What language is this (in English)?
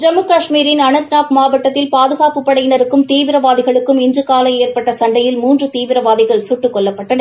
Tamil